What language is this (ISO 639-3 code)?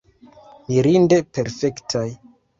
epo